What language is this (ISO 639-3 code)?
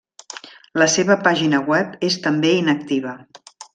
cat